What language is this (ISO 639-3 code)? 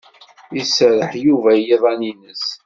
kab